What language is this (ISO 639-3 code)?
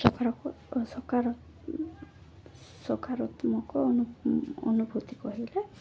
ori